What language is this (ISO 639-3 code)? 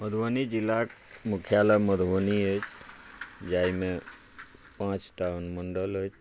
mai